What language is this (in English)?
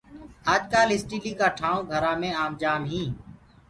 Gurgula